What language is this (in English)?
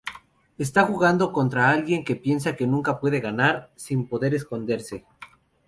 Spanish